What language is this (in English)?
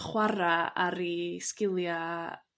Welsh